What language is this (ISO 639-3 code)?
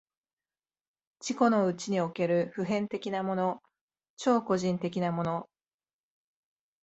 jpn